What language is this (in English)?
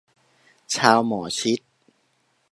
Thai